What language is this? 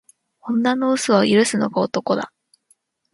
Japanese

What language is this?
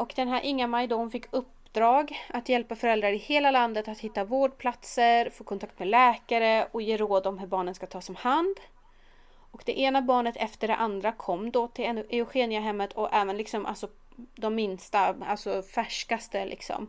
Swedish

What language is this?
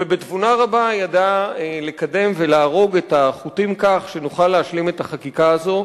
Hebrew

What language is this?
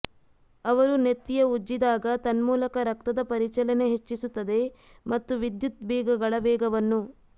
Kannada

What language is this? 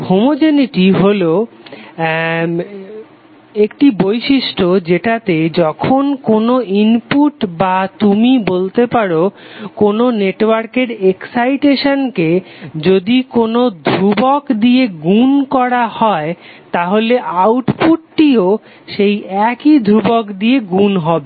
Bangla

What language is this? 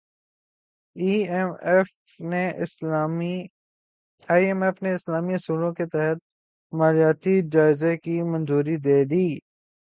Urdu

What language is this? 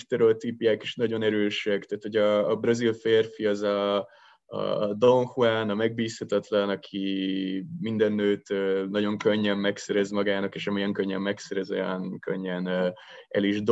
Hungarian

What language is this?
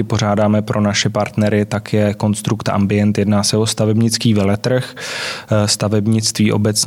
Czech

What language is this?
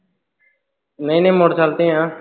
Punjabi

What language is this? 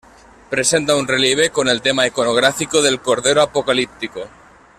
Spanish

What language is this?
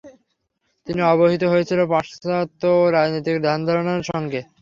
Bangla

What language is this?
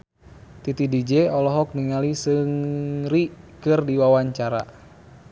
Sundanese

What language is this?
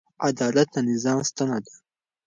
Pashto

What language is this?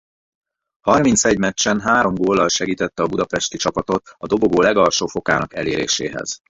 Hungarian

